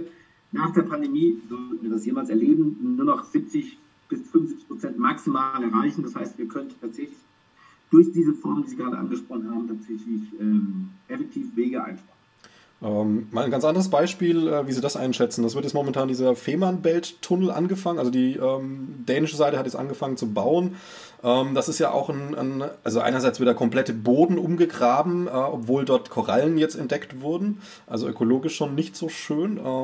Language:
German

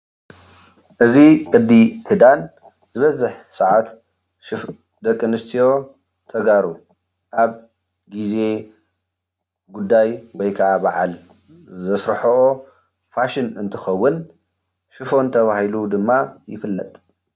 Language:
Tigrinya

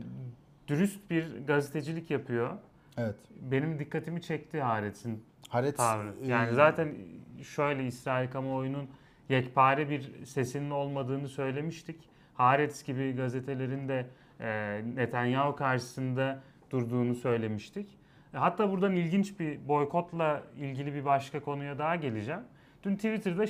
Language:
Turkish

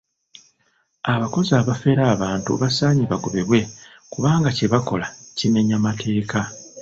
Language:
Ganda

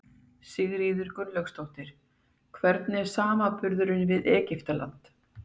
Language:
Icelandic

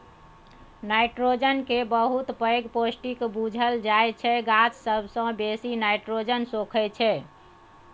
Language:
Maithili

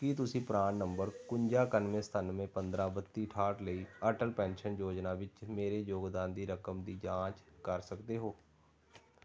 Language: Punjabi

